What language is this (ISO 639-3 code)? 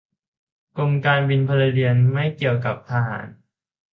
tha